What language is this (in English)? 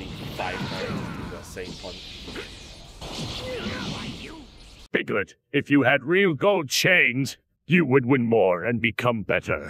English